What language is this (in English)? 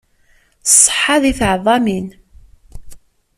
Kabyle